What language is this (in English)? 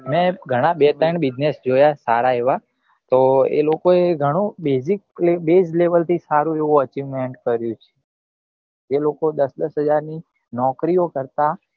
Gujarati